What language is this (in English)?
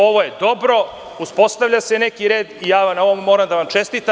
Serbian